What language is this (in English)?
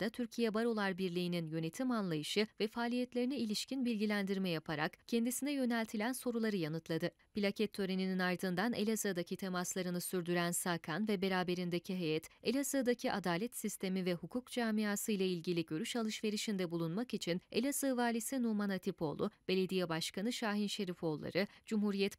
Turkish